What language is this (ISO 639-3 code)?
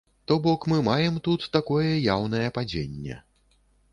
bel